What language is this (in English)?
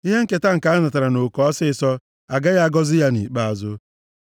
Igbo